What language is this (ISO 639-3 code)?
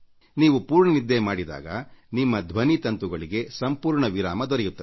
kan